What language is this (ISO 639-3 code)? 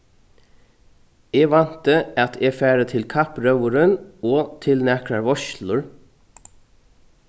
fao